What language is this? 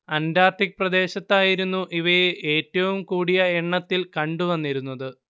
Malayalam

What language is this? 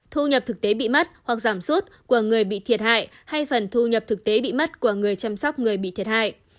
Vietnamese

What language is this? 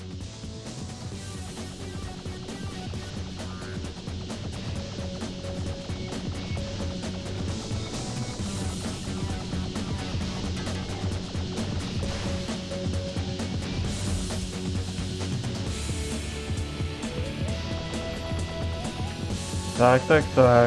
Russian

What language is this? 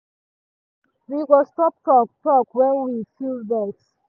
Nigerian Pidgin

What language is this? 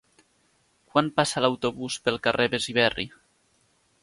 Catalan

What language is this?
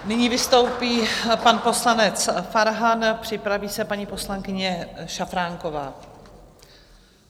Czech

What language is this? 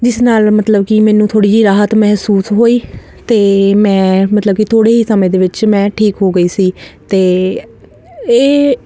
Punjabi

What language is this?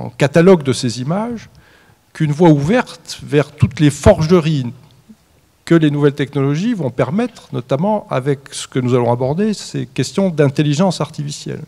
French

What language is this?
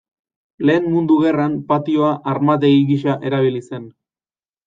Basque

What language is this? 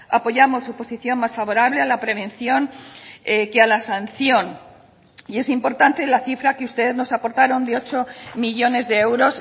Spanish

